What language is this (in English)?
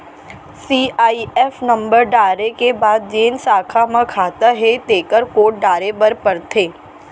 Chhattisgarhi